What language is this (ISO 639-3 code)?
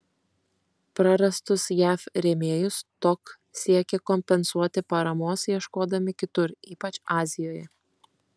lit